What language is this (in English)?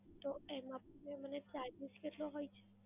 Gujarati